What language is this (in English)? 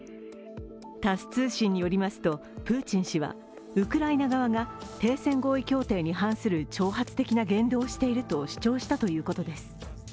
Japanese